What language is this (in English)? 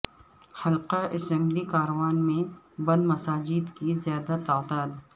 Urdu